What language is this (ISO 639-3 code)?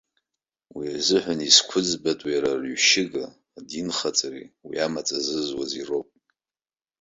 abk